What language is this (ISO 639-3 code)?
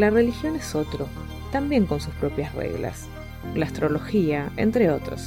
spa